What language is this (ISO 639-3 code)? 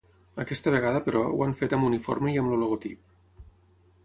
cat